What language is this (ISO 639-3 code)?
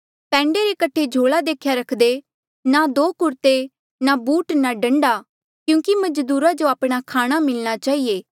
mjl